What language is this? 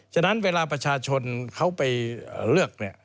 Thai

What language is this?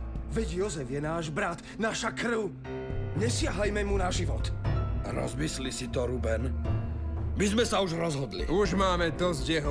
Slovak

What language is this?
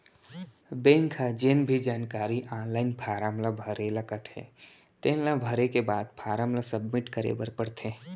Chhattisgarhi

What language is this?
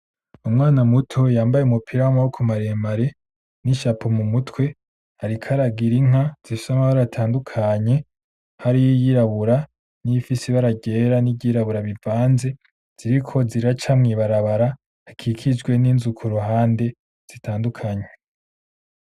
Rundi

